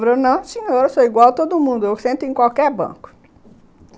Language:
Portuguese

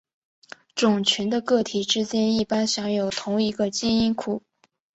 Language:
Chinese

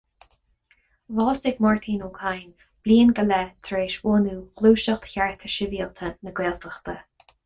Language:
Irish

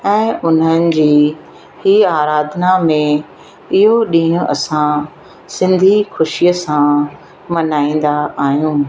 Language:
Sindhi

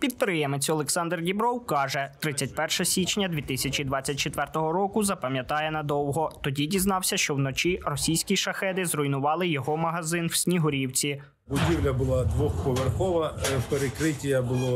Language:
Ukrainian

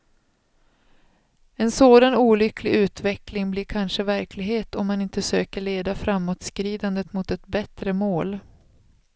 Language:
Swedish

